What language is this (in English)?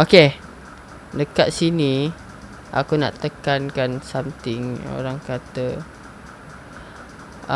Malay